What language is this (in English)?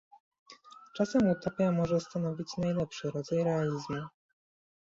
Polish